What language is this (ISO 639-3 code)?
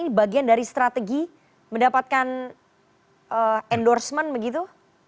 ind